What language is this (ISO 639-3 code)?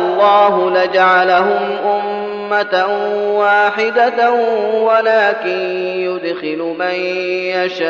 ara